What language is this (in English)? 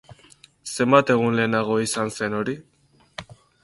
Basque